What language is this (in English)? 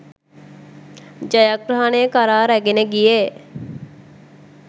Sinhala